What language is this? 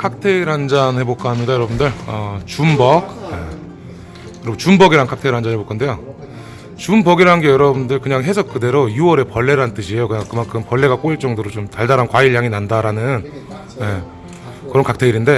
Korean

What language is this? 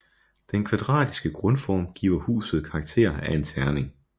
Danish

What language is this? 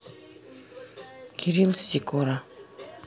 Russian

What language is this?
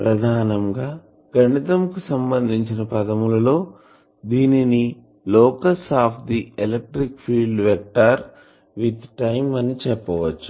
Telugu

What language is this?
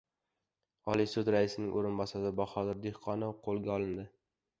Uzbek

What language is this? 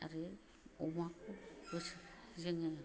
Bodo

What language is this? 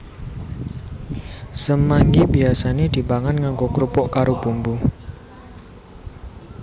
Javanese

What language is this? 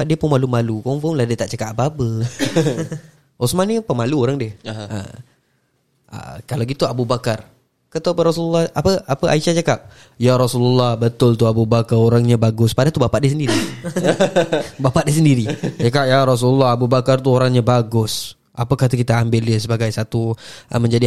Malay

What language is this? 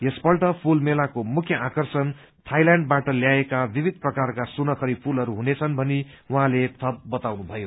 Nepali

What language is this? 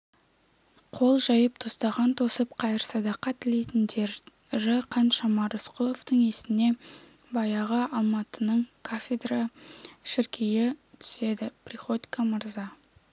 Kazakh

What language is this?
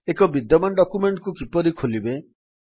Odia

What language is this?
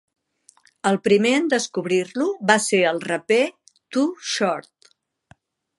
Catalan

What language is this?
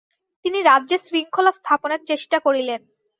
Bangla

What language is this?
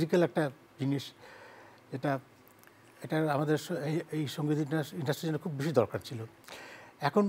Bangla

